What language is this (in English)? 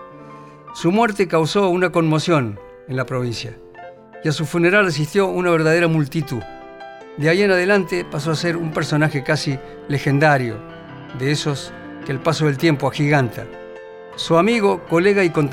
Spanish